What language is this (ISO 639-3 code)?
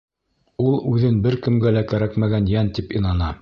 bak